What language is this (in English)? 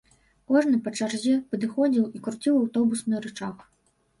Belarusian